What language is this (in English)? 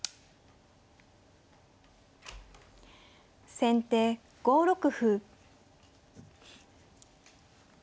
Japanese